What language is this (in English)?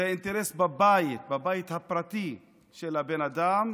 Hebrew